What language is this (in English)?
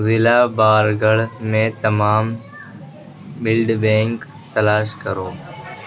Urdu